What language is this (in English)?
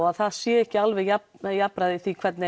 Icelandic